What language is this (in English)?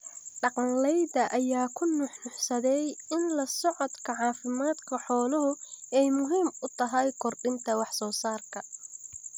Somali